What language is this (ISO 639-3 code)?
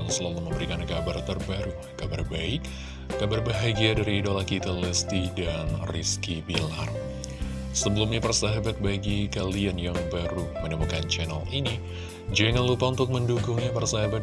ind